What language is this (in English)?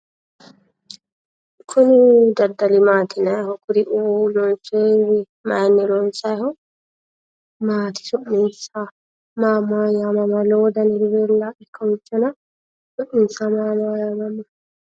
Sidamo